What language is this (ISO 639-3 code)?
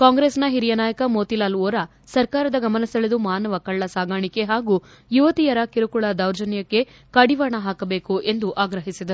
kan